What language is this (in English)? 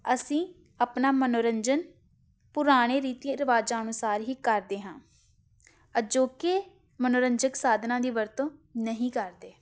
Punjabi